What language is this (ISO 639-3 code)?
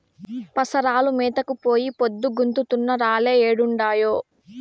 tel